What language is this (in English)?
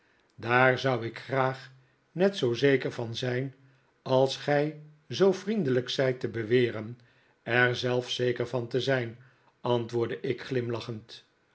Dutch